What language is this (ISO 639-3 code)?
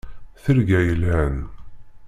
kab